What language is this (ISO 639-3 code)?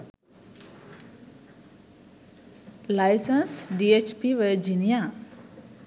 sin